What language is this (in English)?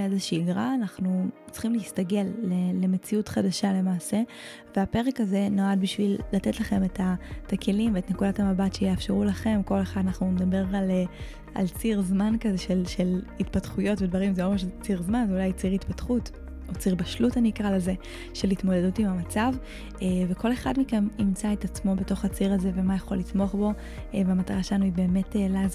Hebrew